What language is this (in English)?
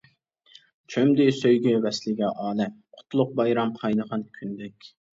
Uyghur